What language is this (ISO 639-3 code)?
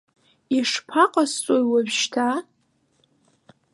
abk